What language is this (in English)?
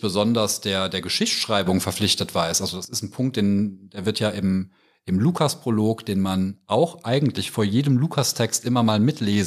German